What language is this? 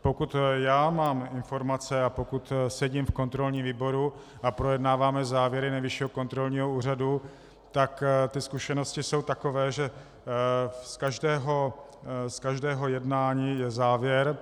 Czech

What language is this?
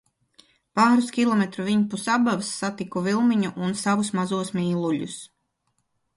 Latvian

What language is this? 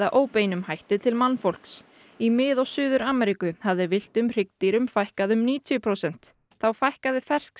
Icelandic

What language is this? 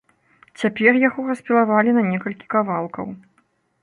Belarusian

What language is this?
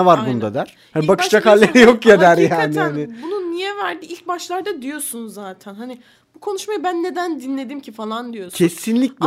Turkish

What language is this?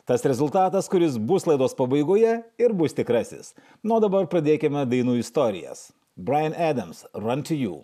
Lithuanian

